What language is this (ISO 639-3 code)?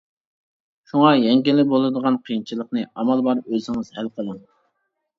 uig